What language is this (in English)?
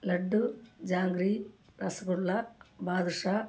Tamil